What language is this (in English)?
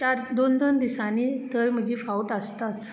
Konkani